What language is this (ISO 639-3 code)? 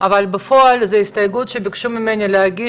heb